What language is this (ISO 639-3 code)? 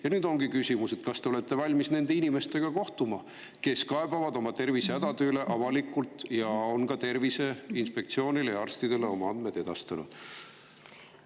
est